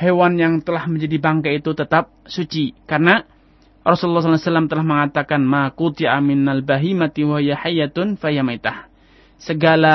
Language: Indonesian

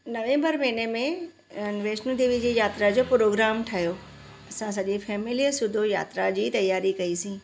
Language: Sindhi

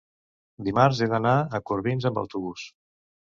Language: Catalan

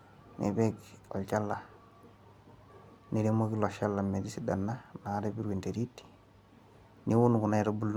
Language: Masai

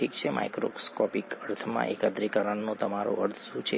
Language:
Gujarati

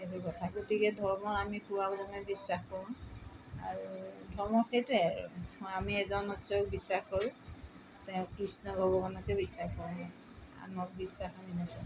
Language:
Assamese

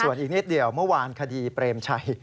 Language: Thai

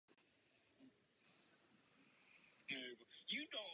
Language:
Czech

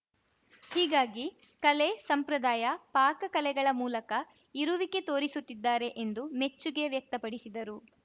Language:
Kannada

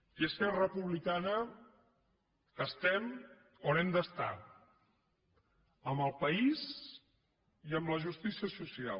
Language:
Catalan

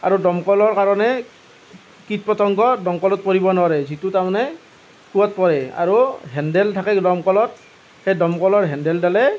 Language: Assamese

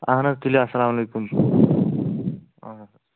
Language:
Kashmiri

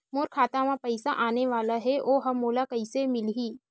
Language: Chhattisgarhi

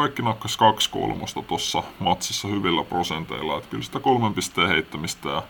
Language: Finnish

